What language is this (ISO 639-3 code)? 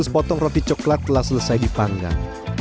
ind